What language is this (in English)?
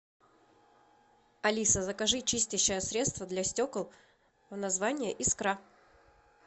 Russian